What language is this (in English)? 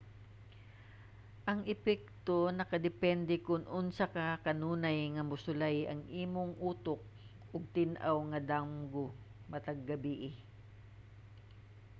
Cebuano